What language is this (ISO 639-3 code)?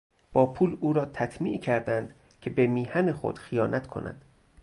fas